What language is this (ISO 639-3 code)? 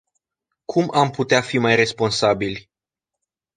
ron